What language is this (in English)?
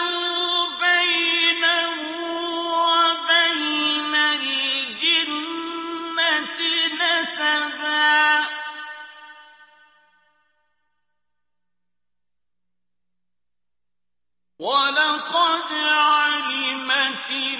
Arabic